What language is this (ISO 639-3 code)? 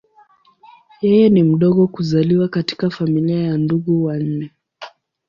swa